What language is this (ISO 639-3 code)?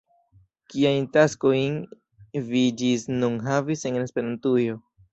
epo